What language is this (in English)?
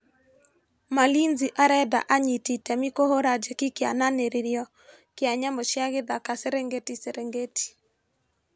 Kikuyu